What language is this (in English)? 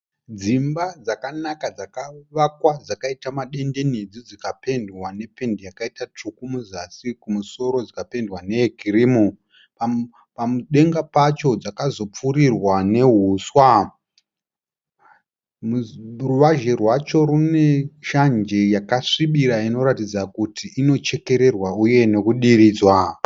Shona